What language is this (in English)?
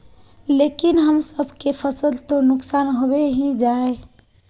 Magahi